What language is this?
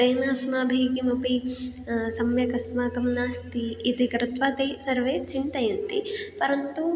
Sanskrit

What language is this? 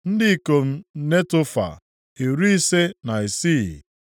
Igbo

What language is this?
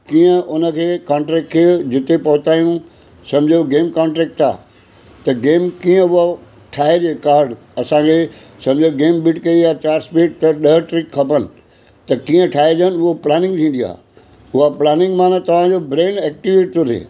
Sindhi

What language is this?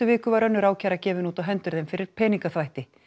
Icelandic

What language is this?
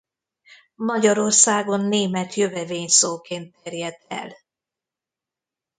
Hungarian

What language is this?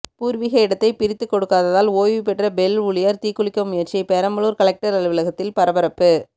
Tamil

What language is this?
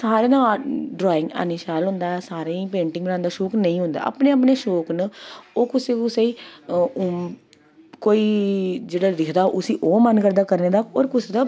Dogri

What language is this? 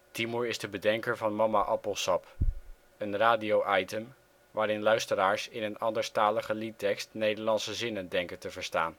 Dutch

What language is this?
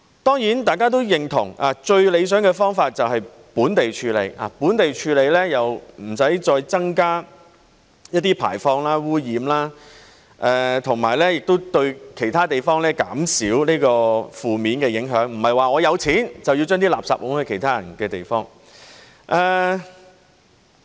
Cantonese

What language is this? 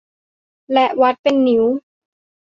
Thai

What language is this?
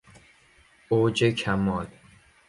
Persian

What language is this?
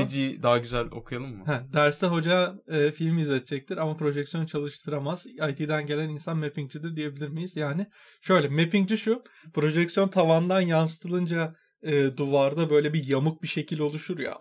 Turkish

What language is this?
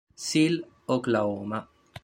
Italian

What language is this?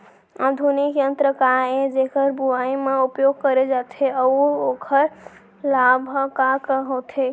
Chhattisgarhi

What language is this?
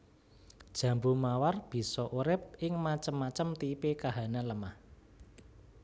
Javanese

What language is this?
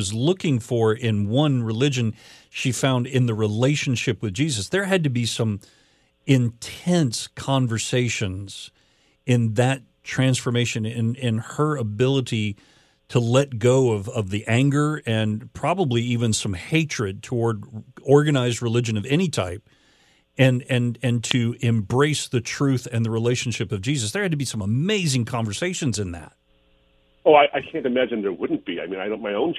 English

